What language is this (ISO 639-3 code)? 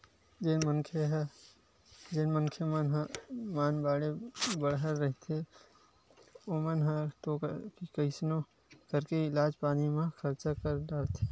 hne